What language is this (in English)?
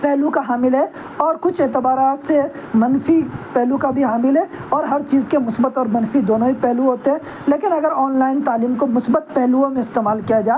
Urdu